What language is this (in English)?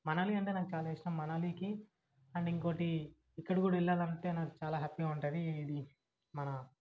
Telugu